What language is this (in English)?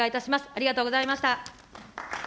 Japanese